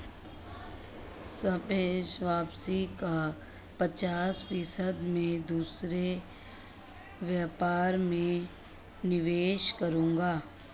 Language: Hindi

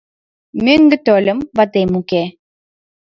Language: Mari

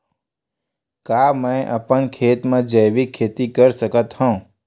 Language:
Chhattisgarhi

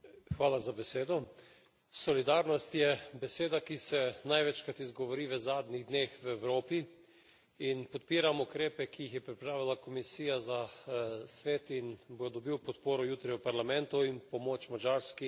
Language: Slovenian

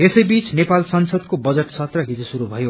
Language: Nepali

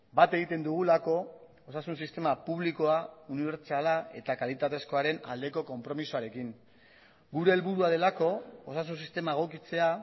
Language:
Basque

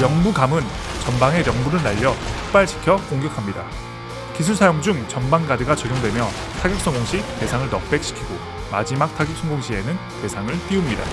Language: Korean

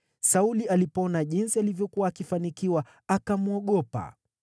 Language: Swahili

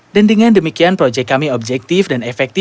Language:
Indonesian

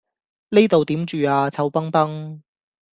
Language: Cantonese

